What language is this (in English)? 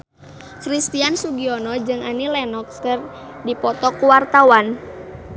Sundanese